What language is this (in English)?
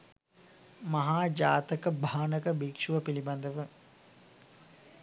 Sinhala